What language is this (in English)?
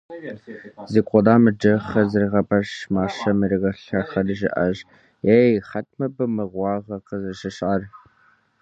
Kabardian